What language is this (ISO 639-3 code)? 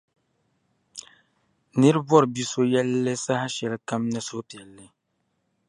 dag